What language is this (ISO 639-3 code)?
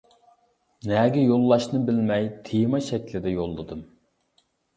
uig